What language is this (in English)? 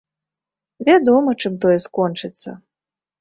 Belarusian